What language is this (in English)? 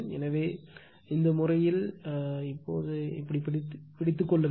Tamil